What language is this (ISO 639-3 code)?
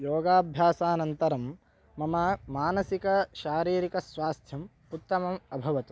san